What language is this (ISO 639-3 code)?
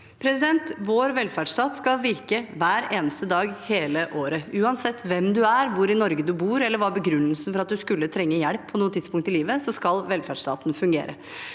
nor